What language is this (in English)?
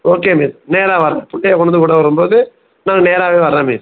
Tamil